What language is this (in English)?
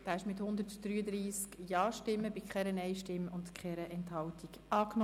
Swiss German